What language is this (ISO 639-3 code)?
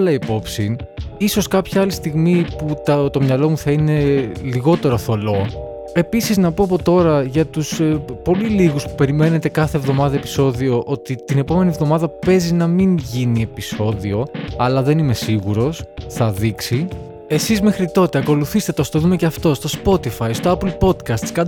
ell